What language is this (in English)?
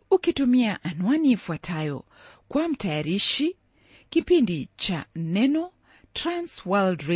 Swahili